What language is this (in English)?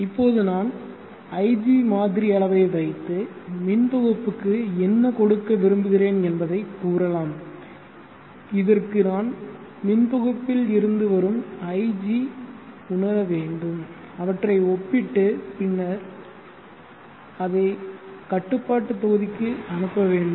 Tamil